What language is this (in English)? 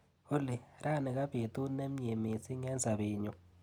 Kalenjin